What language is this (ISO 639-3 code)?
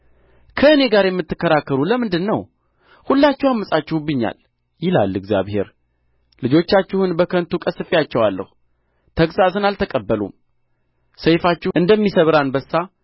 amh